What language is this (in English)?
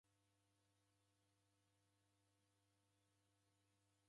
Taita